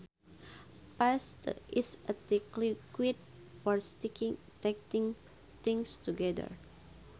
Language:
Sundanese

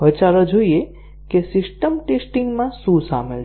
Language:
Gujarati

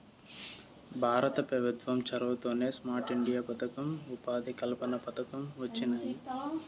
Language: Telugu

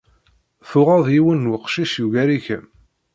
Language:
Kabyle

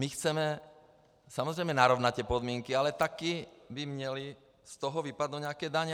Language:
Czech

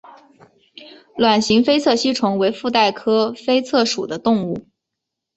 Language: Chinese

